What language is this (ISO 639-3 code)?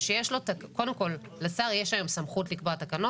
heb